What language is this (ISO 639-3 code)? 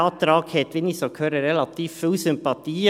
gsw